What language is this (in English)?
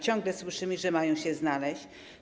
Polish